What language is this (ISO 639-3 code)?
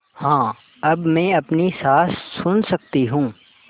hin